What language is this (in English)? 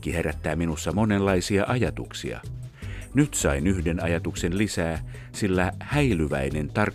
Finnish